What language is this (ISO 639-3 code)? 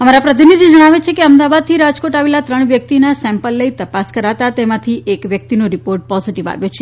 guj